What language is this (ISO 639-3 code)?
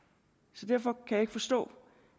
dan